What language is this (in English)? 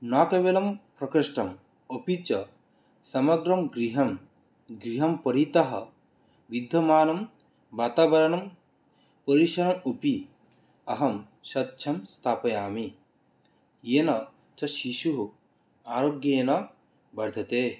Sanskrit